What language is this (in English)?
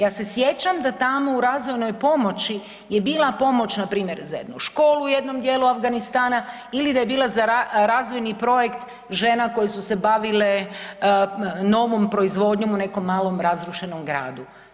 Croatian